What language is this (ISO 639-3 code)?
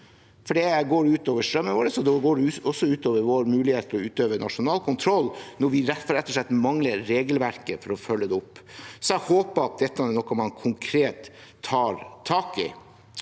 nor